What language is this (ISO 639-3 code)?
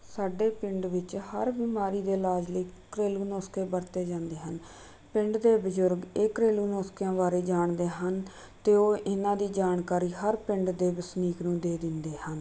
pan